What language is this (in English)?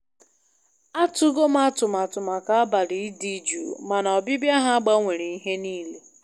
Igbo